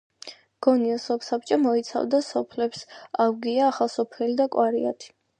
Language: Georgian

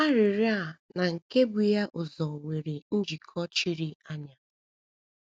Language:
Igbo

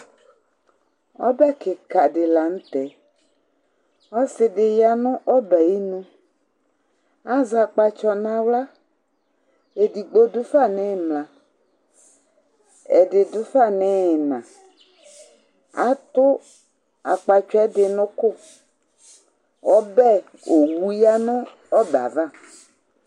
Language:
Ikposo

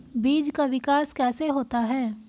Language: Hindi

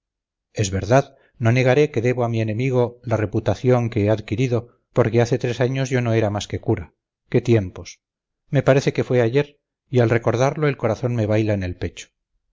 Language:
Spanish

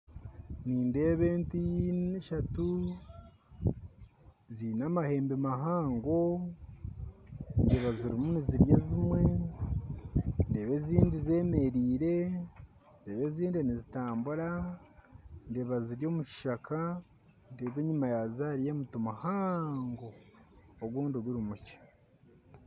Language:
Nyankole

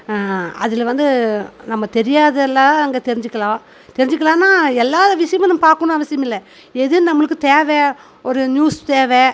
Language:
Tamil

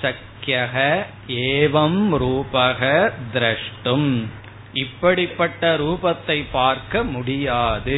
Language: Tamil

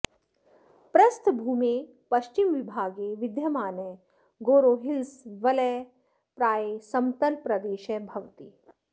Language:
Sanskrit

